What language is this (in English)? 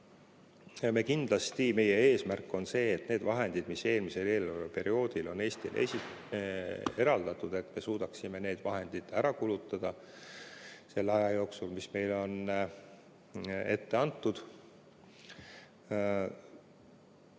Estonian